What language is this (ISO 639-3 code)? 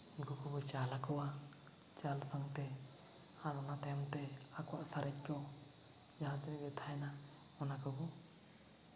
sat